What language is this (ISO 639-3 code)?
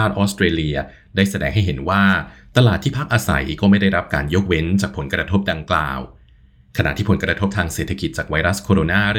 tha